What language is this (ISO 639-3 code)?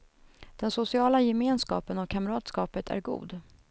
swe